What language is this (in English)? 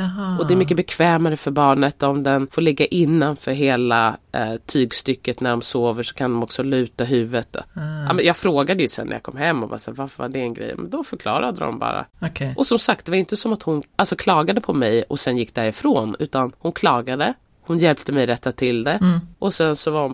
Swedish